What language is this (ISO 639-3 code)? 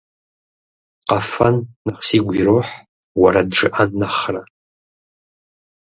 kbd